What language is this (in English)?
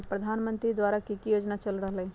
Magahi